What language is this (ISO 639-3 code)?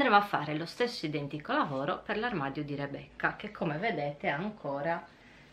ita